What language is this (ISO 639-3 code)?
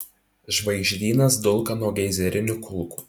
lit